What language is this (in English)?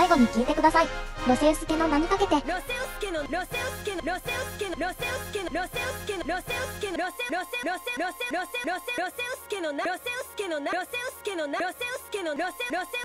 Japanese